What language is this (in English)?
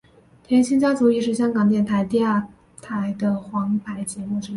Chinese